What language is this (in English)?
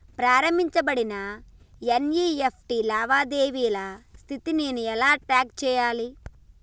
Telugu